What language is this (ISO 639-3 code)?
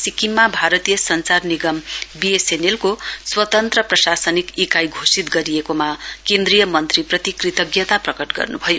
nep